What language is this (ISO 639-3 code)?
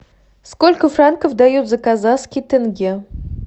rus